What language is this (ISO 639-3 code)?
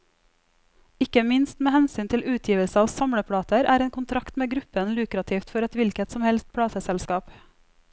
nor